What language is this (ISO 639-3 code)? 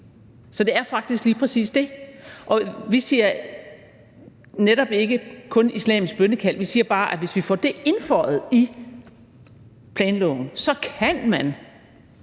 dan